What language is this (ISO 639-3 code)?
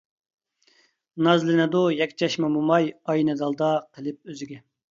uig